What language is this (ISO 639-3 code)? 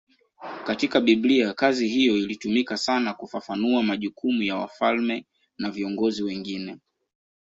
swa